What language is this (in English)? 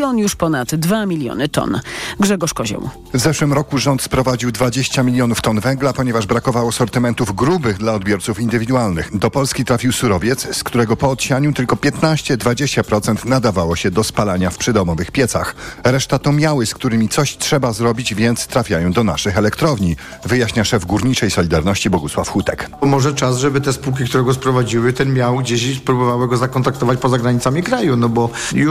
Polish